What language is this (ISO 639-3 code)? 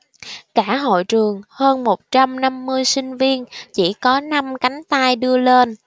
vie